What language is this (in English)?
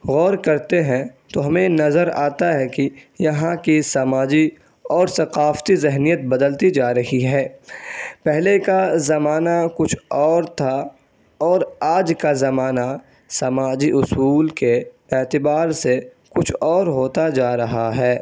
Urdu